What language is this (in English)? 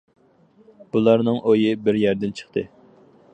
Uyghur